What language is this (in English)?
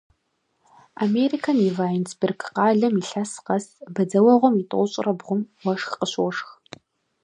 Kabardian